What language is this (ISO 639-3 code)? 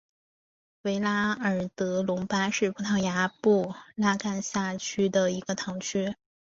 zho